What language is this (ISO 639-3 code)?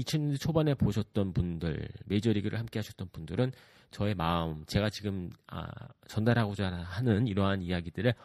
kor